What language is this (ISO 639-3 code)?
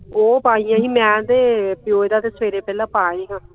pan